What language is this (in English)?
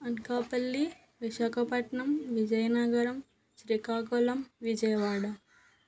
Telugu